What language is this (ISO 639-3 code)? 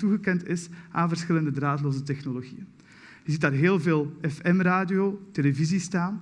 nld